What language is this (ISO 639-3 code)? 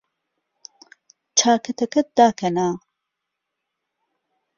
ckb